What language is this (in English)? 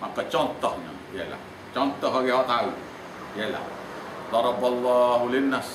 Malay